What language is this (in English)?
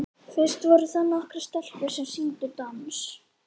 Icelandic